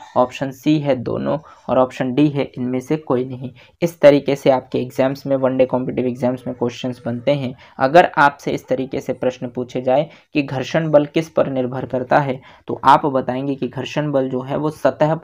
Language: Hindi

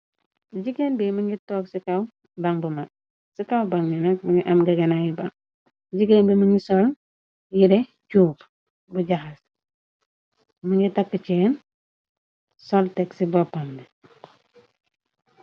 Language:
Wolof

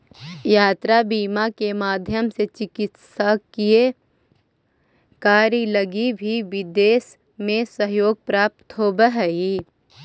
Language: Magahi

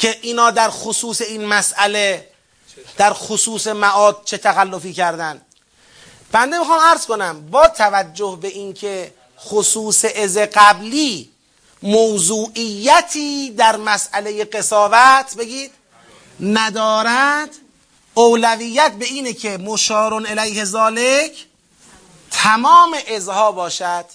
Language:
Persian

